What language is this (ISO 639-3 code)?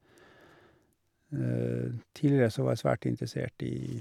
nor